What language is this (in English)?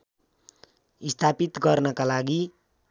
Nepali